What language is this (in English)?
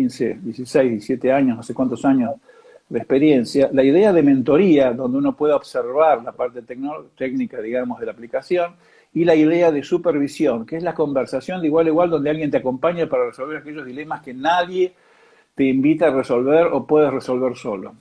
Spanish